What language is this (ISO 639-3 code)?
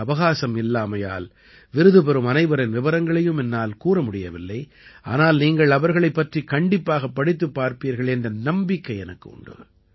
tam